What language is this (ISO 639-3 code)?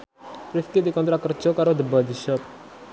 jav